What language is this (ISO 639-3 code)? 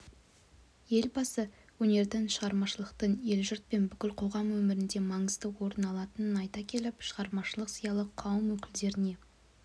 kaz